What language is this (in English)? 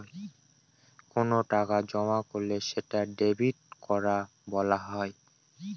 Bangla